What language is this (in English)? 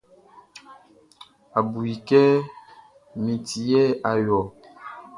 Baoulé